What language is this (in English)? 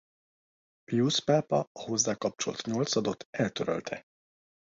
Hungarian